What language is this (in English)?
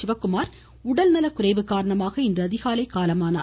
Tamil